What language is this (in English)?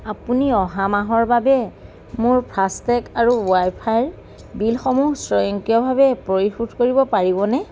Assamese